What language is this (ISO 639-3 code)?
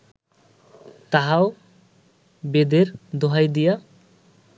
ben